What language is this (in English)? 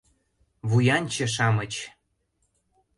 Mari